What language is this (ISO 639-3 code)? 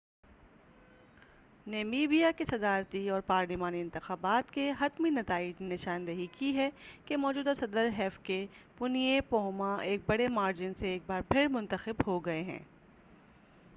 urd